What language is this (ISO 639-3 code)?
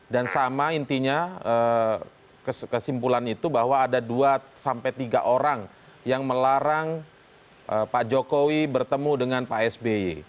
ind